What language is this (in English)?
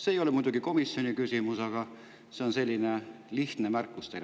Estonian